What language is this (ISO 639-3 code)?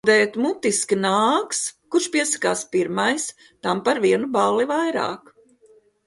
lav